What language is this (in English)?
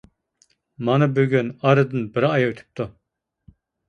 Uyghur